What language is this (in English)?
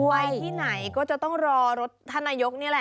Thai